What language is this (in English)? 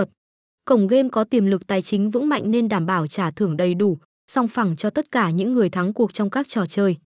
Vietnamese